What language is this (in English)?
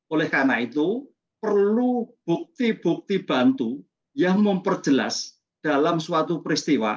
Indonesian